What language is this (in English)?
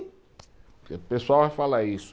Portuguese